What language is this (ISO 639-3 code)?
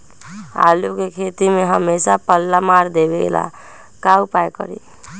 mag